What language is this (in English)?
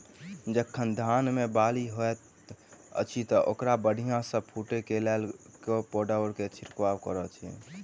Maithili